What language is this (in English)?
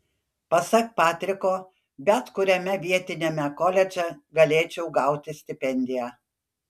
Lithuanian